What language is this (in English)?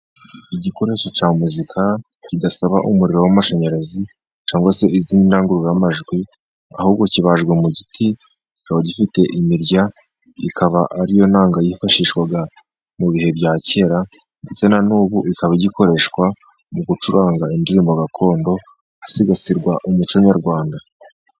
Kinyarwanda